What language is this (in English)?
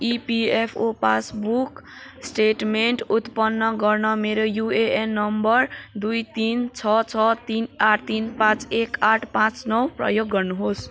Nepali